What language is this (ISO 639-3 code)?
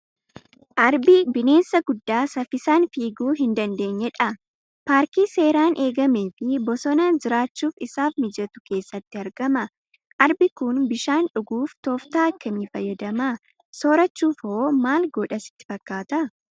orm